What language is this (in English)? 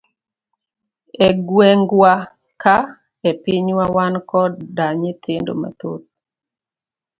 Luo (Kenya and Tanzania)